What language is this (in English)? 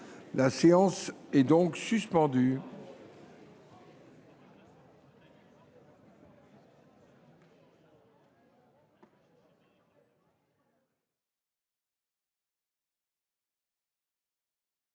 French